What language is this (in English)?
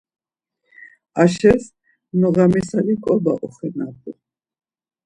Laz